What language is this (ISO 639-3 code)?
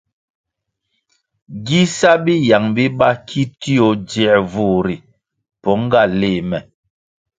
nmg